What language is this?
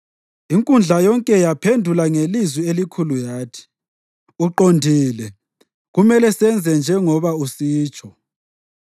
North Ndebele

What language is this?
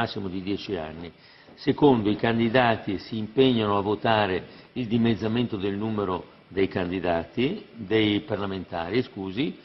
Italian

